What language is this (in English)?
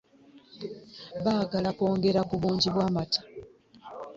Ganda